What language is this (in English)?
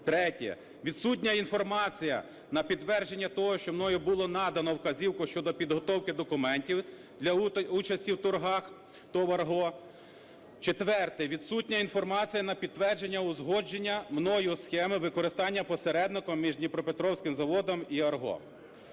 Ukrainian